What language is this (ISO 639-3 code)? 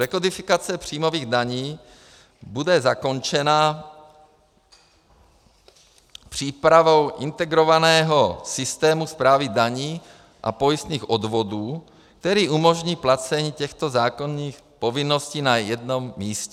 ces